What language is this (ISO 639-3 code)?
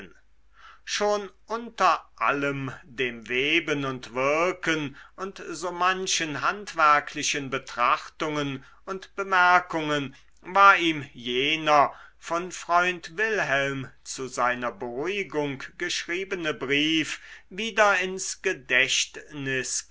deu